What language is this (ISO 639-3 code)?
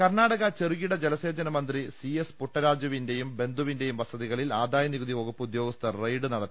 mal